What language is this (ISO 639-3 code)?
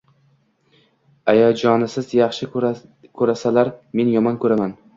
uzb